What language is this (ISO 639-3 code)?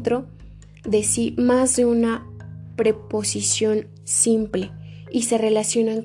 spa